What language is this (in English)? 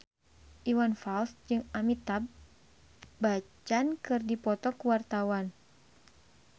Sundanese